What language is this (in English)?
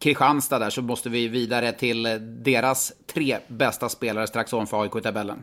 Swedish